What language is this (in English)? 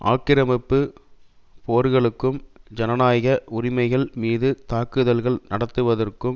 Tamil